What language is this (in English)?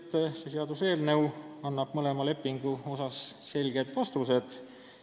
Estonian